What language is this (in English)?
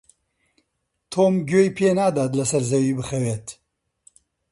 Central Kurdish